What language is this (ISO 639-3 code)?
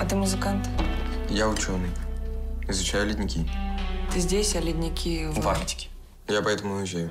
rus